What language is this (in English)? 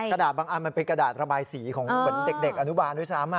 Thai